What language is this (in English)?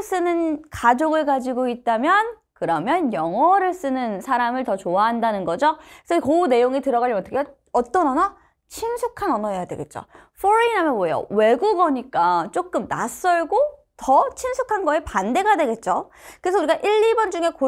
Korean